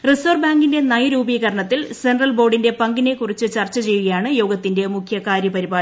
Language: Malayalam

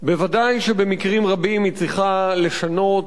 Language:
Hebrew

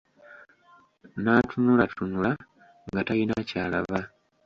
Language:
Ganda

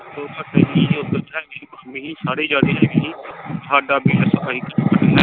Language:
Punjabi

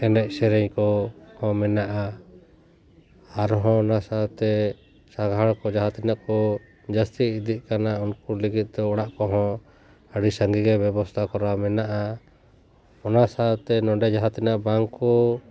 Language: Santali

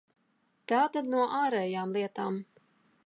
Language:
Latvian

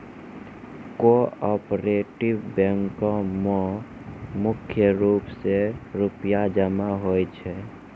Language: Maithili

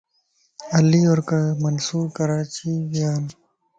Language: Lasi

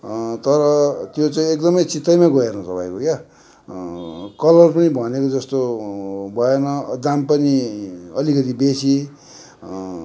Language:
Nepali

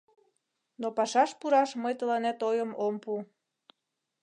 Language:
Mari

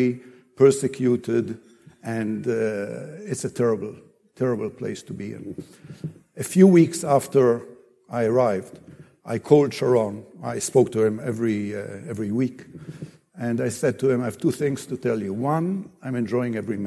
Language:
English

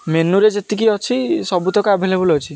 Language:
Odia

